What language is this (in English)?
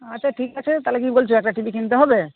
Bangla